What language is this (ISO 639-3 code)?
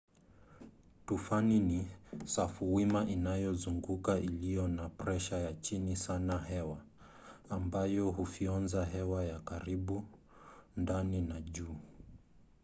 swa